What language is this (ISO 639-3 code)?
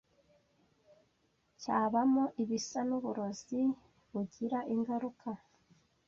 kin